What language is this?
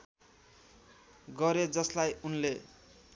Nepali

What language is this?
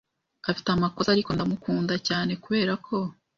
Kinyarwanda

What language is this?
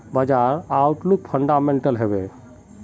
Magahi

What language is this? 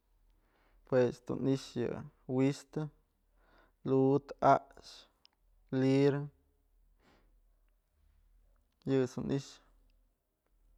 Mazatlán Mixe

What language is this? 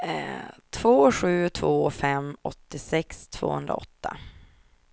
Swedish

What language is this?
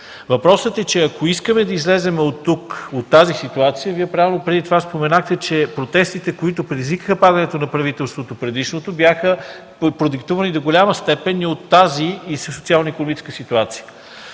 Bulgarian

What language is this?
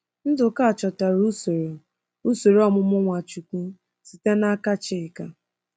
Igbo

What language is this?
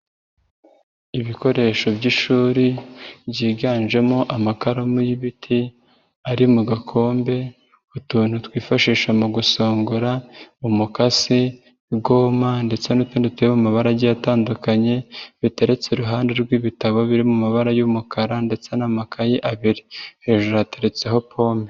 Kinyarwanda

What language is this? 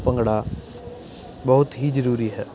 Punjabi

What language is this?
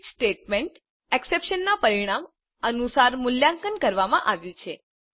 Gujarati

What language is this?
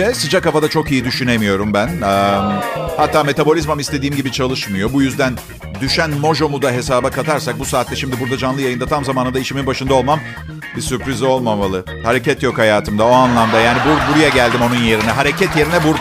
Turkish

